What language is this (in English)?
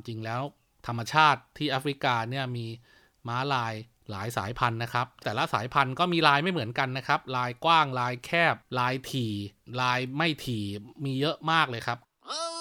Thai